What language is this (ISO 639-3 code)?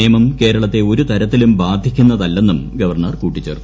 mal